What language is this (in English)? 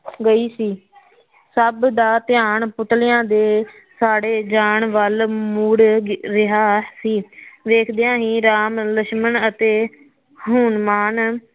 Punjabi